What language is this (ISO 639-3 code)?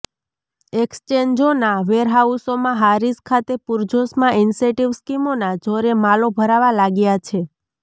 guj